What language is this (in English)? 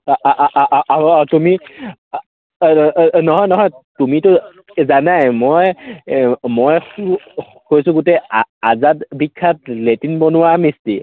Assamese